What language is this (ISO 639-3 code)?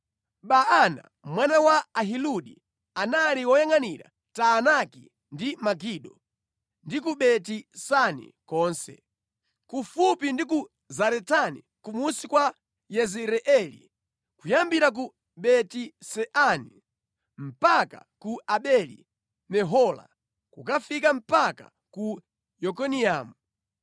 nya